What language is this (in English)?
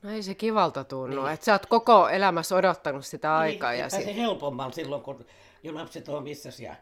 Finnish